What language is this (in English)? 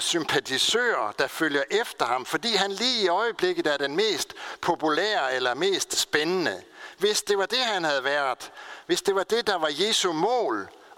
Danish